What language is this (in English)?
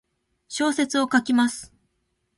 Japanese